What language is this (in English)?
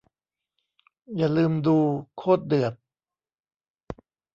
Thai